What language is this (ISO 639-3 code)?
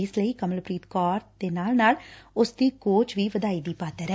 pan